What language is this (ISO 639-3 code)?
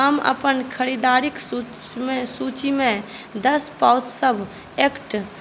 mai